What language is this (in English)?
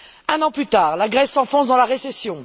French